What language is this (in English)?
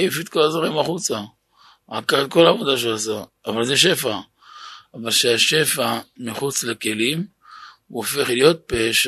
Hebrew